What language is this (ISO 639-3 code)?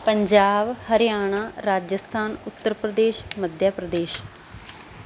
pan